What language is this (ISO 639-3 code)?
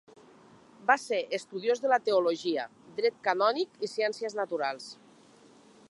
cat